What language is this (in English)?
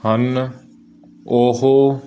Punjabi